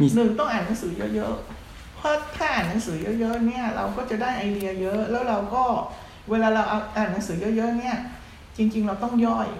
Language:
Thai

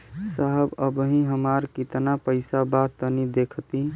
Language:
Bhojpuri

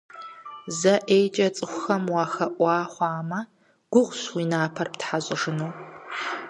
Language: Kabardian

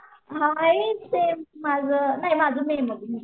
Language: Marathi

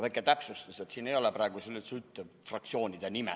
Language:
Estonian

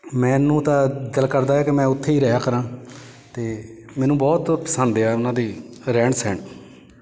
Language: Punjabi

